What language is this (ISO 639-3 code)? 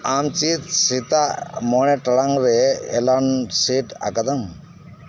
sat